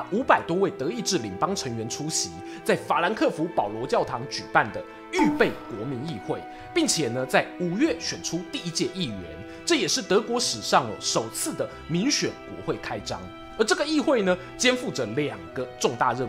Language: Chinese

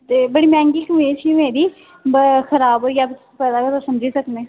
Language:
Dogri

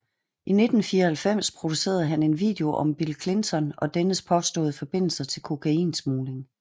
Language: Danish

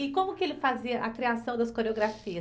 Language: Portuguese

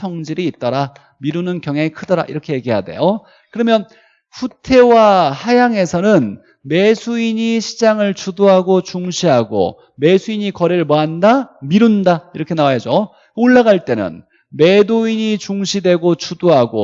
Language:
Korean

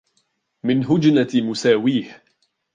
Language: Arabic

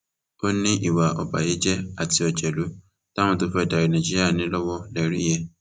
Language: Yoruba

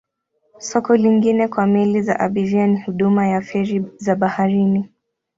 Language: Swahili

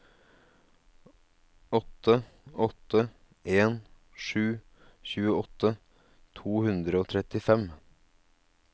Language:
Norwegian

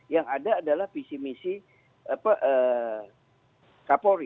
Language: Indonesian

